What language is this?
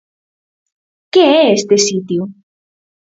Galician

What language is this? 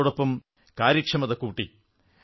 Malayalam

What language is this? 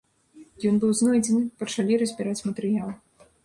Belarusian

